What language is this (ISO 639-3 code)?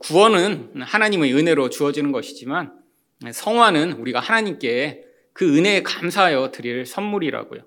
kor